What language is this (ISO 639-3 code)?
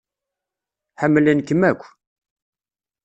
kab